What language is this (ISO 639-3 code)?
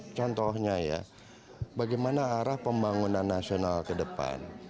ind